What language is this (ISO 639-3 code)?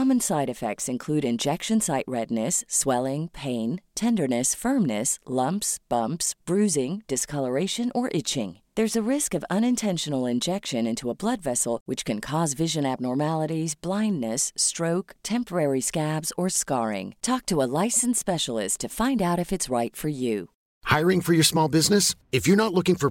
fil